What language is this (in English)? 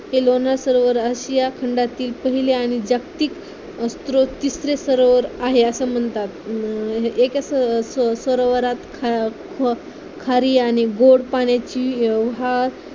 Marathi